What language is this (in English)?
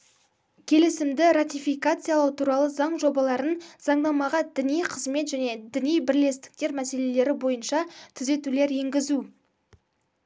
Kazakh